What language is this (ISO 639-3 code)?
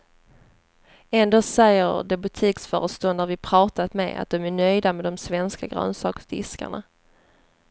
swe